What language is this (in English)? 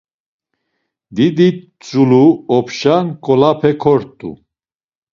Laz